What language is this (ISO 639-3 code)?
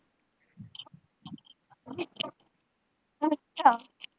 pan